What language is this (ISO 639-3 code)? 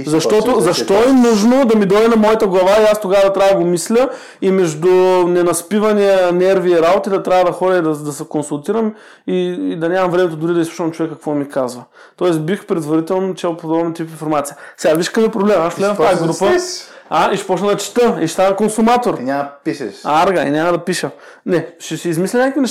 bul